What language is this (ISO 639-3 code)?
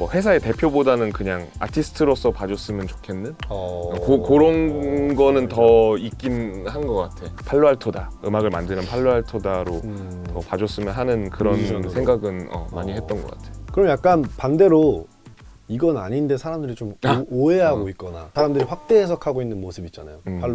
kor